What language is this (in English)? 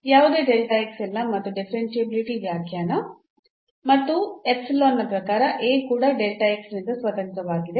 Kannada